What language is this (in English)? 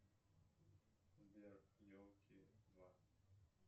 Russian